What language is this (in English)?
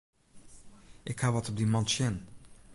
Western Frisian